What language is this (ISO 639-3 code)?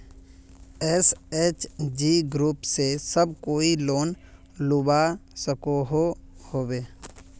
mag